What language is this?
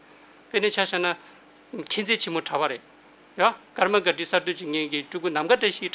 Korean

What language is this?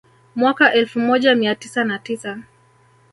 Swahili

